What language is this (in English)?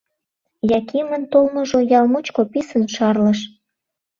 Mari